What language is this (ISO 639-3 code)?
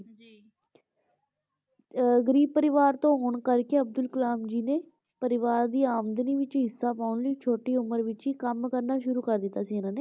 pan